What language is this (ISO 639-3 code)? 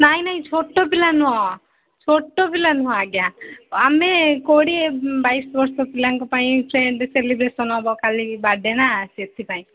ori